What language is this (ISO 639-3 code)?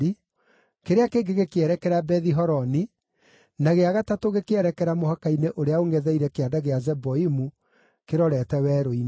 kik